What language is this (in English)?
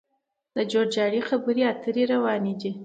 Pashto